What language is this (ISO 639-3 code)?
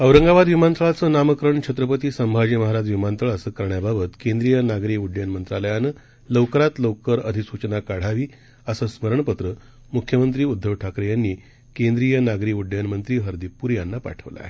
mar